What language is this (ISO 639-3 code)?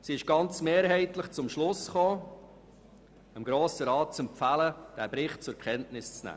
gsw